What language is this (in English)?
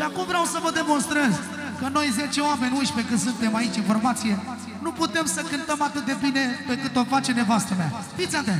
Romanian